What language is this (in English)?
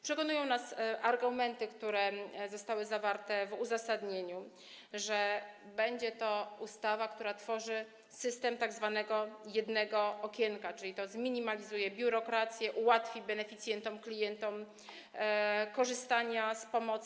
Polish